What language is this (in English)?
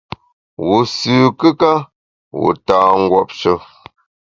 Bamun